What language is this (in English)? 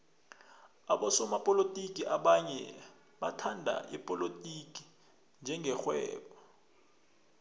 South Ndebele